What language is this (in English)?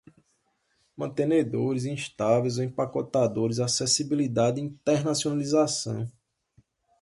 Portuguese